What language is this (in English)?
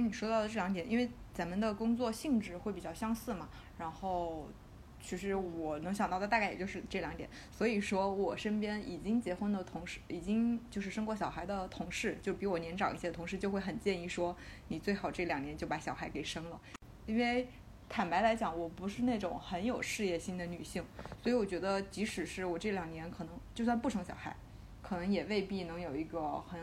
Chinese